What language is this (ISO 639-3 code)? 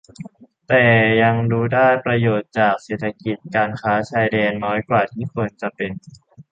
tha